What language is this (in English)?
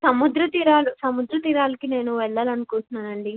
Telugu